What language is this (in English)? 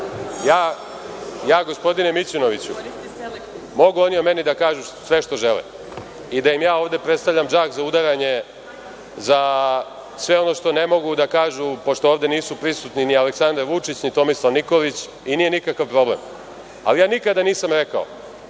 Serbian